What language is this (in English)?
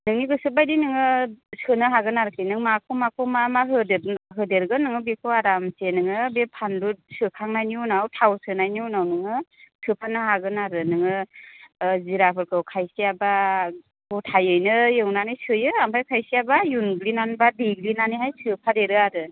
Bodo